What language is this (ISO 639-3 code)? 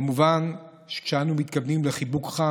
heb